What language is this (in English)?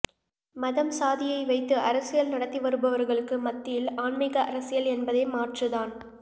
Tamil